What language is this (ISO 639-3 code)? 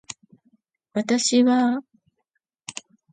jpn